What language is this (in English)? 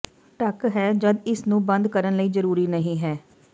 Punjabi